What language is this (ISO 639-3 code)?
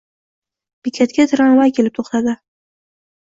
uzb